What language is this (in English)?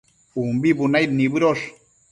Matsés